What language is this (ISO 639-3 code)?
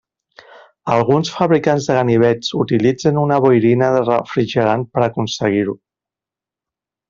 cat